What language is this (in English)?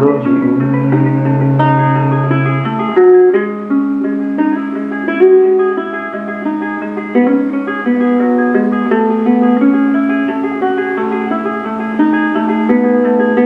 Indonesian